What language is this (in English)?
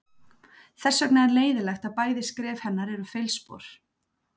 Icelandic